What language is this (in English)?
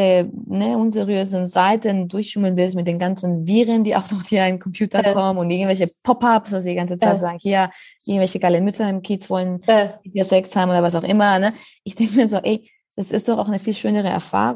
German